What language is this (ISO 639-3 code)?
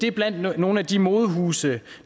dan